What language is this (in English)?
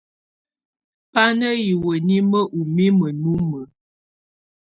Tunen